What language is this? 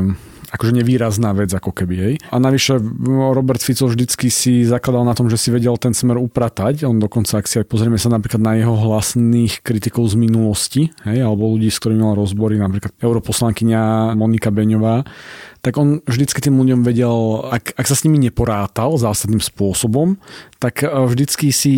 Slovak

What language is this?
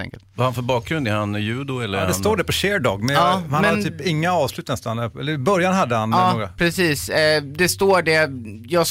Swedish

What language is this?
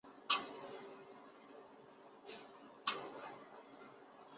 Chinese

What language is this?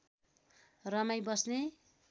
Nepali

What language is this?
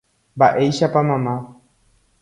Guarani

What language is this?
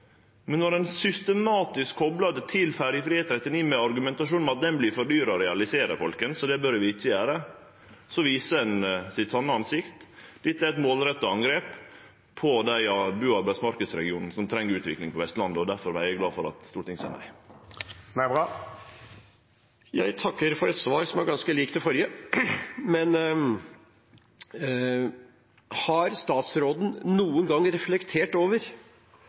Norwegian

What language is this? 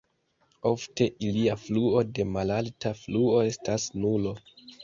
Esperanto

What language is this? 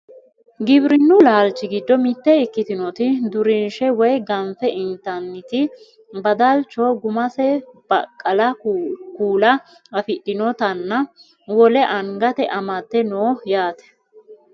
Sidamo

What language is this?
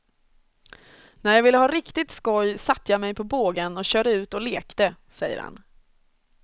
Swedish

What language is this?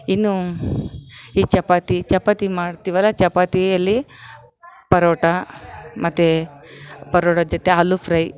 Kannada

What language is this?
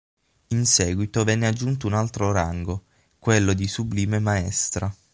Italian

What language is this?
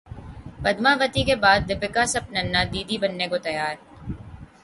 Urdu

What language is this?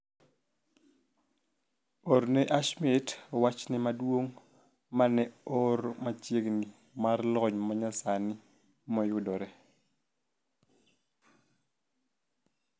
Luo (Kenya and Tanzania)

